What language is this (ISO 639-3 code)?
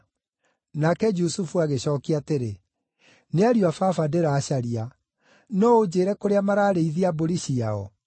kik